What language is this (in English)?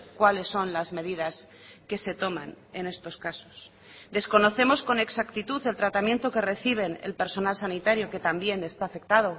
Spanish